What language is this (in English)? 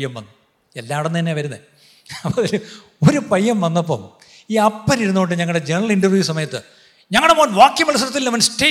Malayalam